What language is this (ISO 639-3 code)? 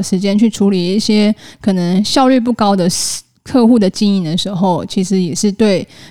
zho